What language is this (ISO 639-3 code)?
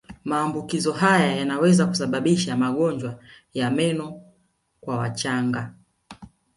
swa